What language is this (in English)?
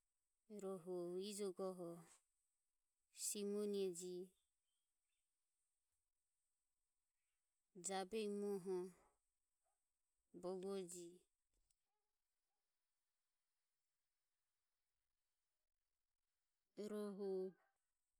Ömie